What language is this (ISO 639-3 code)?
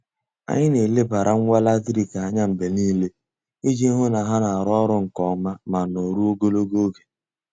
ibo